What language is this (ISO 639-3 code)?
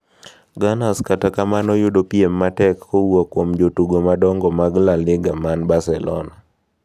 luo